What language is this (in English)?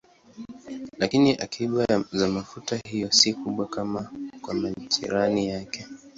Swahili